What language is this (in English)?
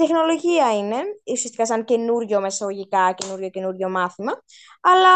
Greek